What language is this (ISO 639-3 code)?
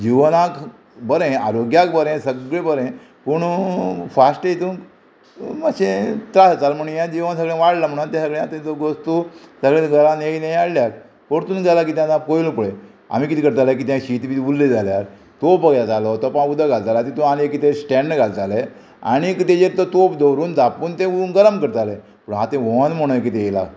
kok